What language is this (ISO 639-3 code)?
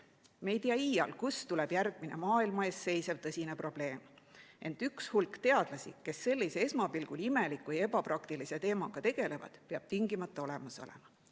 est